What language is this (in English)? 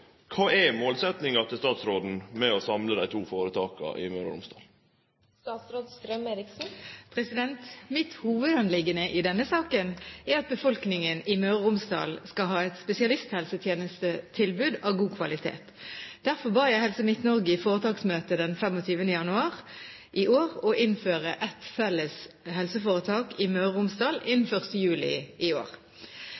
Norwegian